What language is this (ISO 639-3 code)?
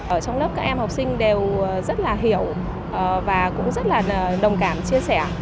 vie